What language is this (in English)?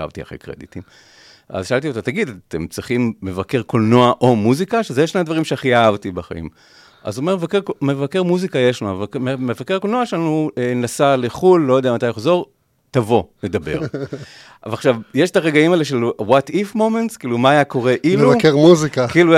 Hebrew